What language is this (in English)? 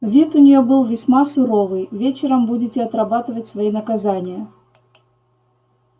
Russian